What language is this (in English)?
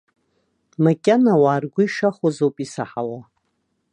Abkhazian